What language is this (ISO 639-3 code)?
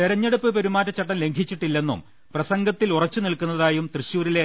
mal